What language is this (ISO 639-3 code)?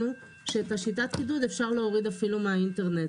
heb